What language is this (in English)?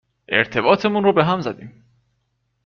Persian